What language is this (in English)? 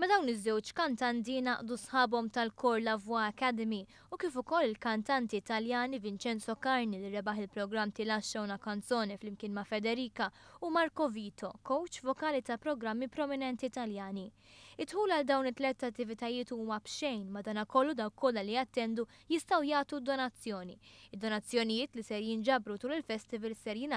Arabic